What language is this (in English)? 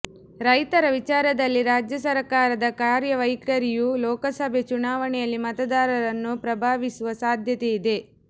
Kannada